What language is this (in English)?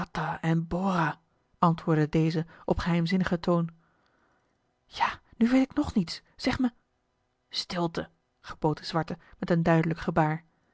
Dutch